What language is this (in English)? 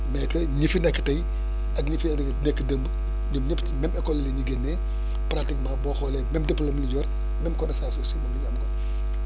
Wolof